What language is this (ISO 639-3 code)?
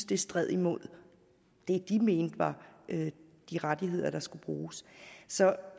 dan